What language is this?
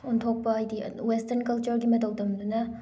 Manipuri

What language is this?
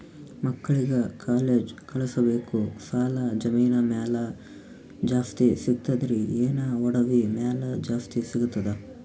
Kannada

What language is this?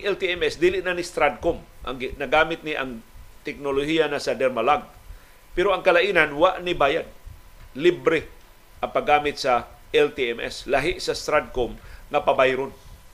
Filipino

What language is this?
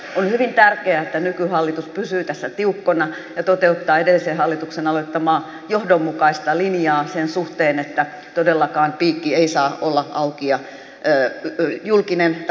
Finnish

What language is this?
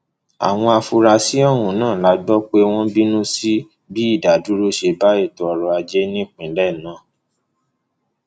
Yoruba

